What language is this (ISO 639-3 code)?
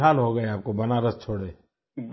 hin